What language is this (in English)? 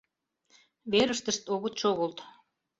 Mari